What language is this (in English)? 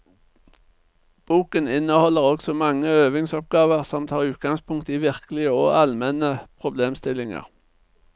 Norwegian